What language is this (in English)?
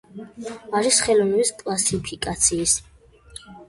Georgian